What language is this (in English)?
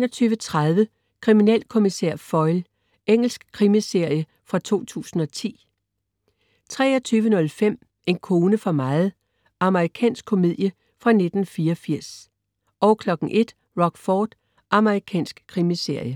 Danish